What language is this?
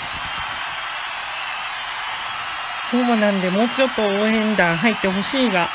Japanese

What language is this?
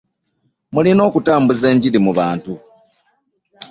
Ganda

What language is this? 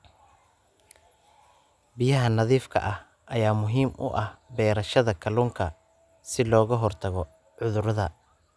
Somali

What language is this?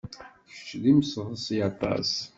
Kabyle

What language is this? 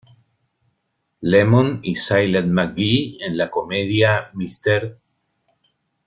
Spanish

